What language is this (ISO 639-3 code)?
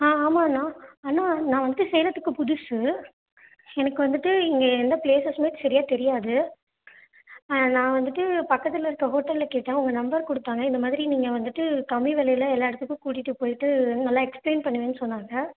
tam